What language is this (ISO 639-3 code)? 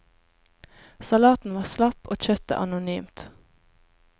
nor